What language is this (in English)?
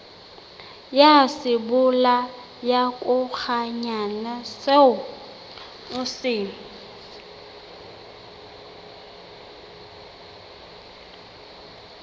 Southern Sotho